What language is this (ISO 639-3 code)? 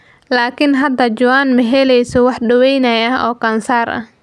som